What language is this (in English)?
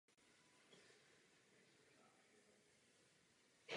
Czech